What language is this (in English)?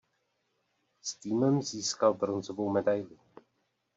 Czech